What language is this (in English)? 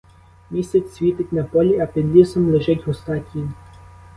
Ukrainian